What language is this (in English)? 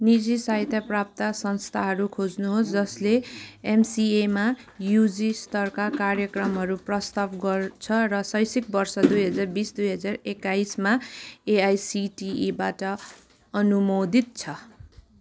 Nepali